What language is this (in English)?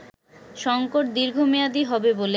Bangla